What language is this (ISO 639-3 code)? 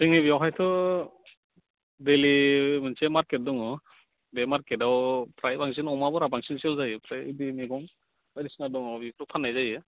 brx